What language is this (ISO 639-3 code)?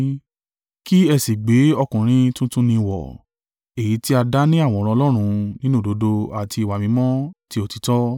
yor